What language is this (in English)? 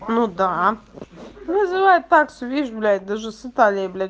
Russian